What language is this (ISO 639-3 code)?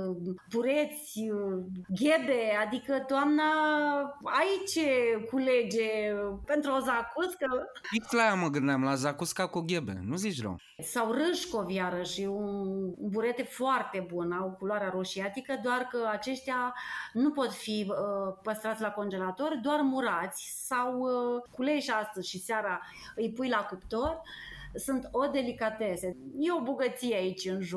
ron